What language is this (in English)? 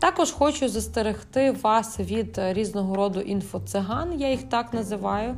Ukrainian